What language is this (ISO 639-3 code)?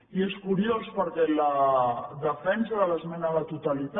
cat